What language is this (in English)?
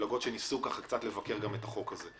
Hebrew